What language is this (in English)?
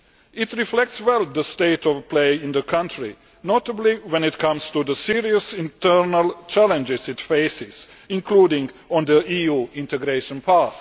English